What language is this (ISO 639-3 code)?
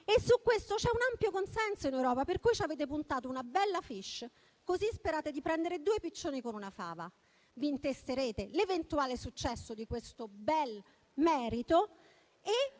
ita